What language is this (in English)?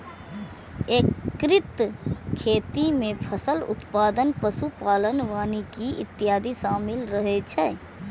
Maithili